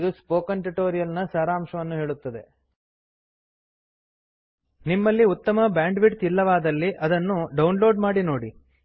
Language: Kannada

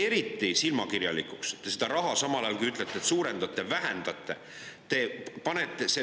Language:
Estonian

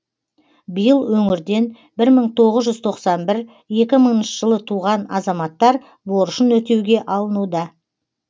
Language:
Kazakh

